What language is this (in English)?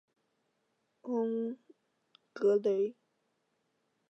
Chinese